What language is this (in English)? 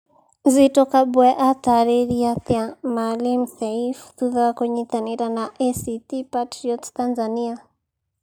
Kikuyu